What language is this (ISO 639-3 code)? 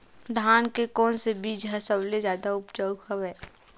hne